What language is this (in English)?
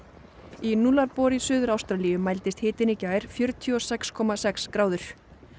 Icelandic